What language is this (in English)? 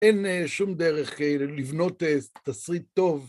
Hebrew